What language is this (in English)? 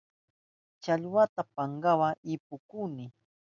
Southern Pastaza Quechua